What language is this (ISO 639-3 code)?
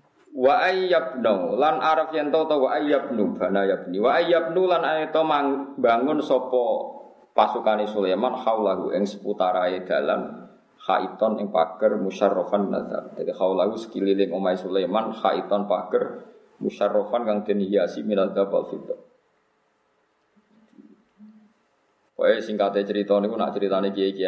ind